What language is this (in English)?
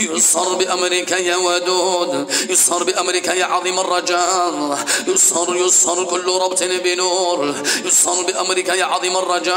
Arabic